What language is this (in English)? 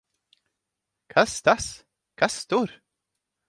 Latvian